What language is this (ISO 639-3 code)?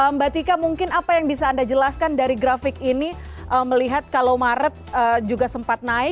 ind